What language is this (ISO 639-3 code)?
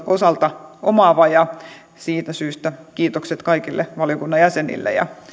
fin